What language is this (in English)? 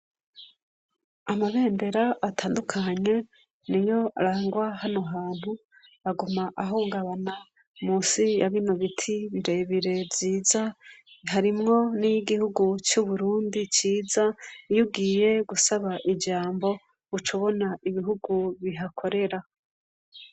Rundi